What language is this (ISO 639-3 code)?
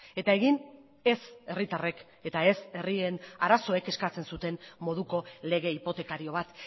eus